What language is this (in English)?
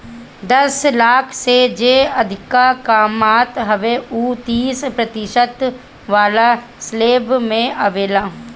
Bhojpuri